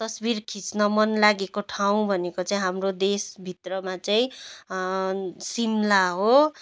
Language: Nepali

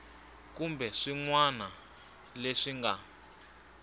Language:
Tsonga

